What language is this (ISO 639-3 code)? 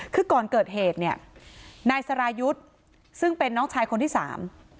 tha